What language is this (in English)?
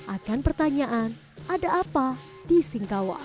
Indonesian